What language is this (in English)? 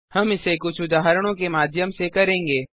Hindi